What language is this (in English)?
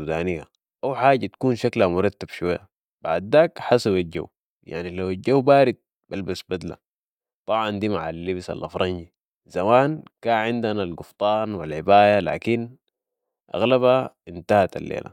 Sudanese Arabic